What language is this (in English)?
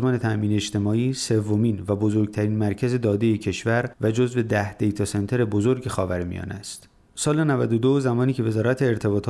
Persian